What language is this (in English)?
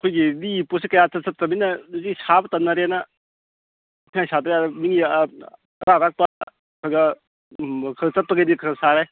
Manipuri